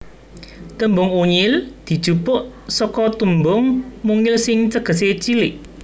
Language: Javanese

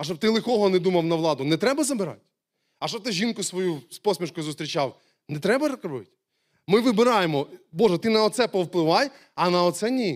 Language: Ukrainian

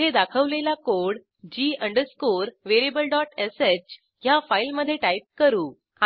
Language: Marathi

